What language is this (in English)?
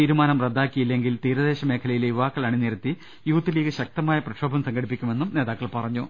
Malayalam